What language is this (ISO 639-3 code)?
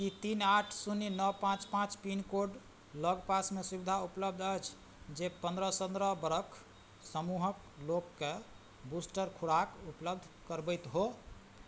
mai